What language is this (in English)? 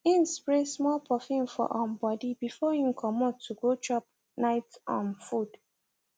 Nigerian Pidgin